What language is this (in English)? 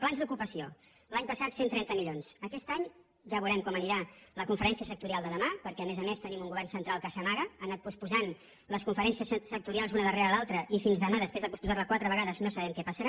Catalan